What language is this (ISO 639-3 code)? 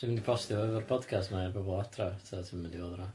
cym